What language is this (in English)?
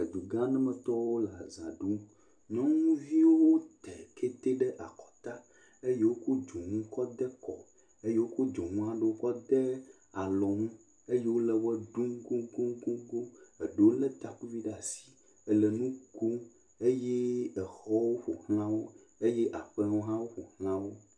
Ewe